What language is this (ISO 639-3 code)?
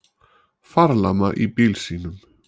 isl